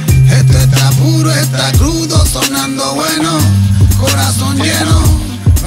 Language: Spanish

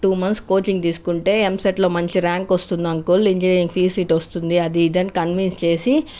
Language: Telugu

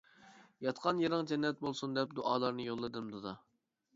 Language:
Uyghur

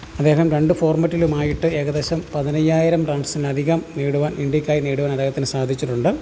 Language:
Malayalam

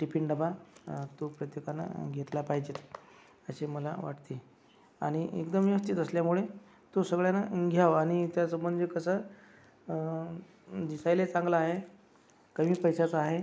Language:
Marathi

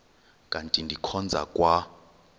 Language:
Xhosa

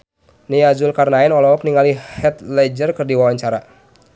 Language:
Sundanese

